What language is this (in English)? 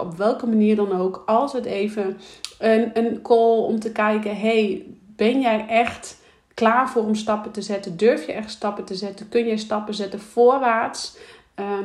Dutch